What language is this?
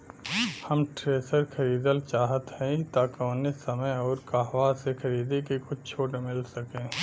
Bhojpuri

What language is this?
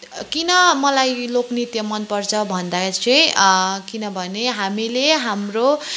Nepali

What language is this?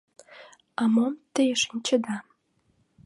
Mari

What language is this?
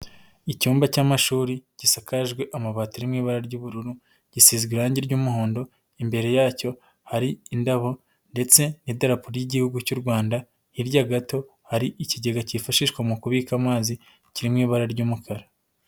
Kinyarwanda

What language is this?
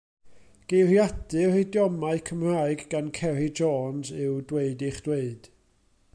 Welsh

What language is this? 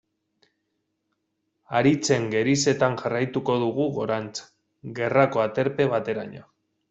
Basque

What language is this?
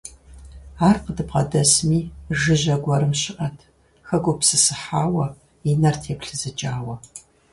Kabardian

